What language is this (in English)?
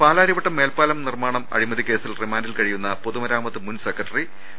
Malayalam